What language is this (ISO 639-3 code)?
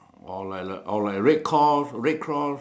eng